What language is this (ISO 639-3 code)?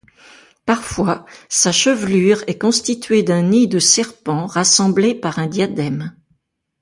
fra